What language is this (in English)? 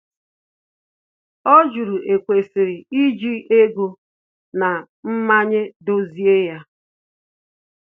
Igbo